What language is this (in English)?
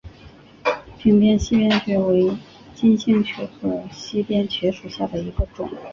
Chinese